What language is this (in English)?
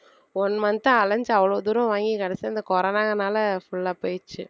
Tamil